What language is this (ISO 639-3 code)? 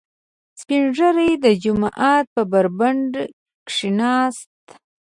pus